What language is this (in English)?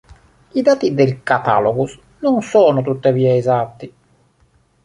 Italian